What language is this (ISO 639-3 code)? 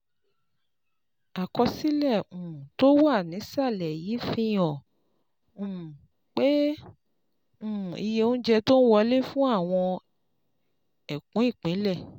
yor